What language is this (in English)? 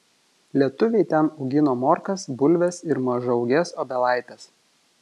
Lithuanian